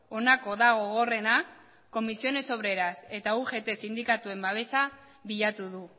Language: Basque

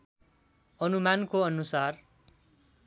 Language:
Nepali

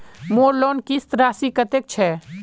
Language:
Magahi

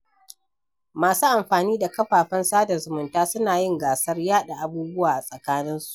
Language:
Hausa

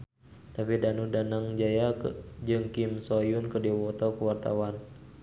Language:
Sundanese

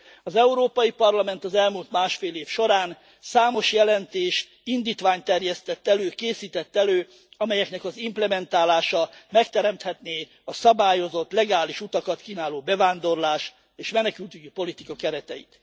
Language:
Hungarian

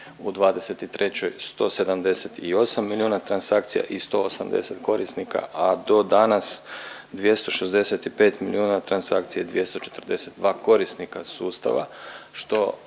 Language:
Croatian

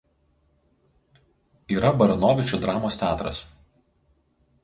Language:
Lithuanian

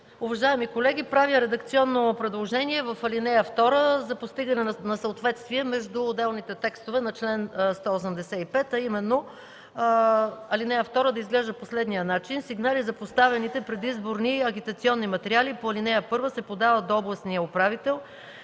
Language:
Bulgarian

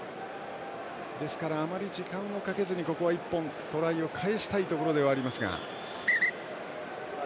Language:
Japanese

